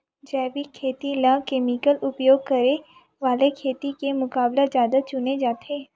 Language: Chhattisgarhi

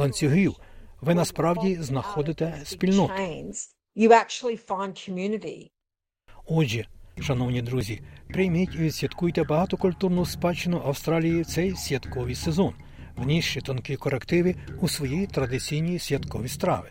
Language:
Ukrainian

